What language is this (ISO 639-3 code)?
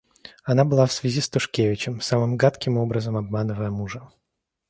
rus